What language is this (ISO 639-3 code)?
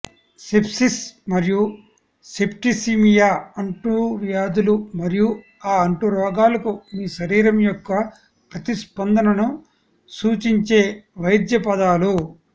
tel